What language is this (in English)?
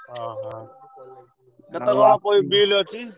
Odia